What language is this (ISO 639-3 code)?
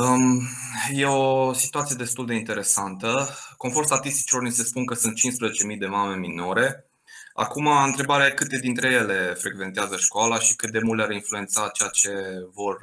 ron